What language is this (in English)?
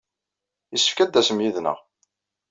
Kabyle